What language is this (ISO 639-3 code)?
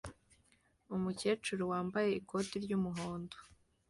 kin